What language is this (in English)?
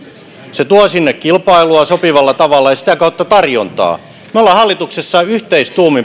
Finnish